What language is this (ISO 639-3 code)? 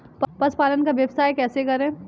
hin